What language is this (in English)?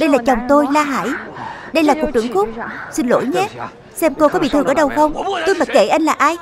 Vietnamese